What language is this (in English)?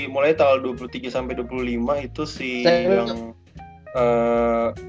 Indonesian